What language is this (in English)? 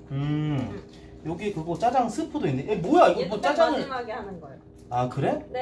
Korean